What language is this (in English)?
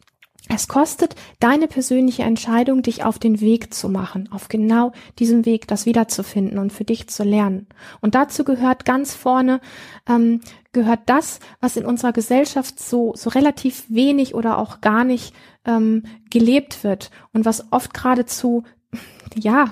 German